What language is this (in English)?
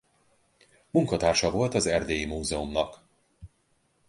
Hungarian